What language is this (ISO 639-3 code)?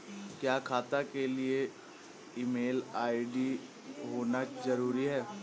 hin